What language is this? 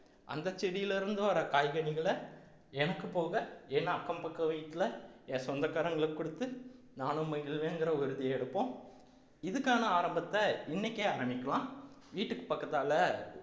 Tamil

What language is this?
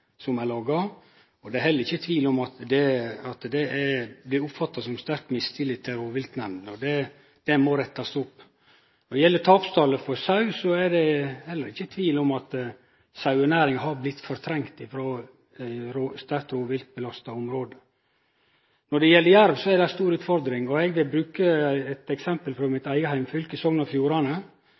Norwegian Nynorsk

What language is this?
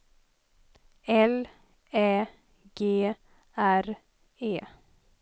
Swedish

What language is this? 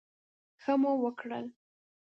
Pashto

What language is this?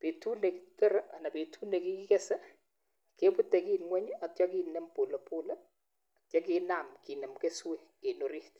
Kalenjin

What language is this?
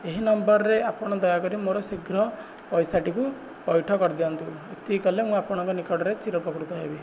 Odia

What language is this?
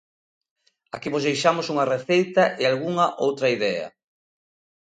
Galician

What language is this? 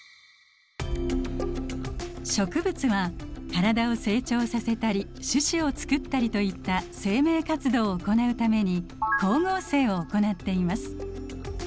Japanese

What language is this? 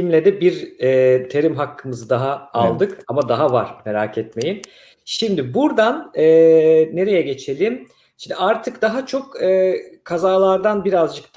Turkish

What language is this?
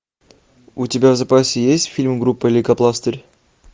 Russian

